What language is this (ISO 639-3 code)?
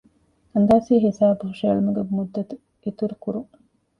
div